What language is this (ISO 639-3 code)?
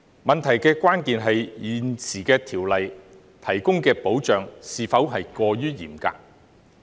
yue